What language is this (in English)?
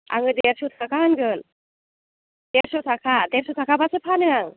Bodo